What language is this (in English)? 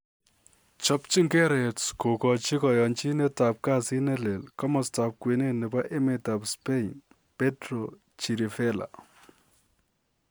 Kalenjin